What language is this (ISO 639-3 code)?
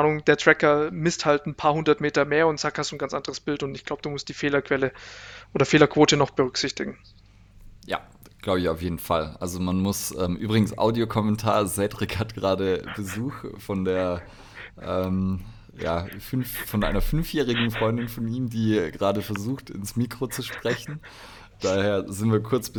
deu